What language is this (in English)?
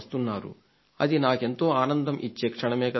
Telugu